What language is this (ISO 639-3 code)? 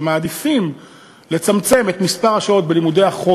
heb